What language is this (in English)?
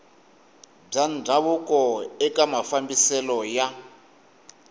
Tsonga